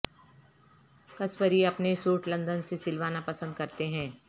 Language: Urdu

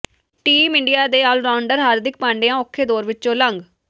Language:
Punjabi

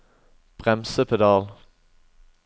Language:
Norwegian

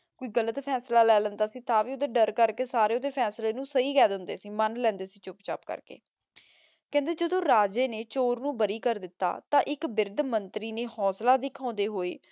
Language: Punjabi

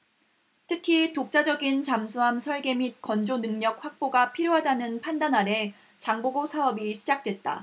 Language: Korean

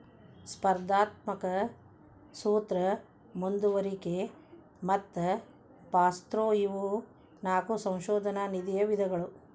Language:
Kannada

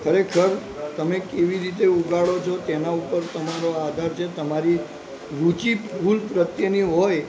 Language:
Gujarati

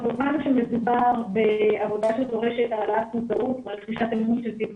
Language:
Hebrew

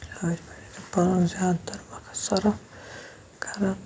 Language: Kashmiri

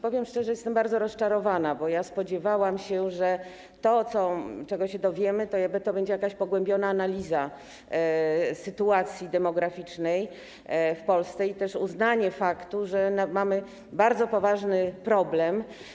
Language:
Polish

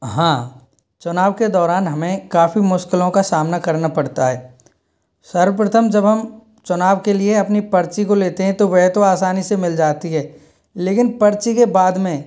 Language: Hindi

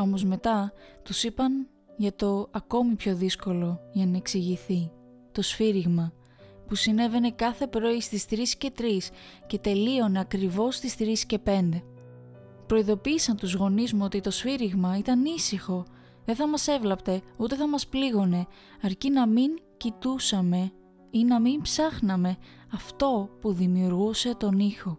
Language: Greek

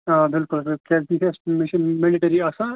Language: Kashmiri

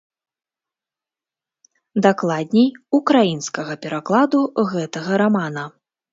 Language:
Belarusian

